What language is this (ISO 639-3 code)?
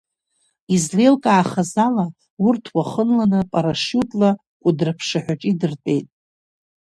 abk